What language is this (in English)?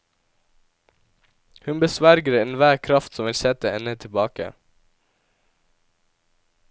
Norwegian